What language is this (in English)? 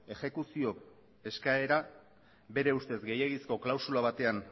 Basque